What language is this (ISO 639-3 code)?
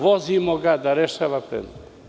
srp